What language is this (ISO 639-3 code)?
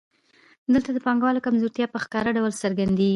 pus